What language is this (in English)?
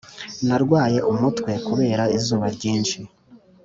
Kinyarwanda